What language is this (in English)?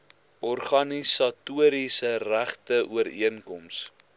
Afrikaans